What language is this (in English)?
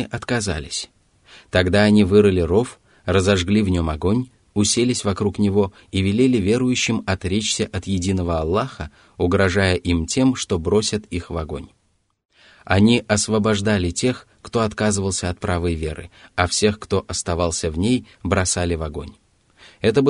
Russian